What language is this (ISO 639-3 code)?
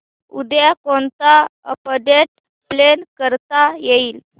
mar